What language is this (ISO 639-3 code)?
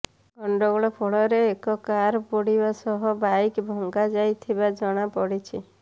ori